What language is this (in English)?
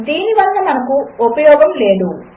Telugu